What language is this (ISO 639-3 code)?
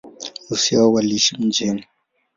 swa